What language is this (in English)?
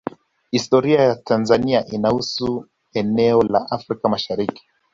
Swahili